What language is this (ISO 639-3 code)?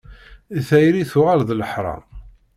kab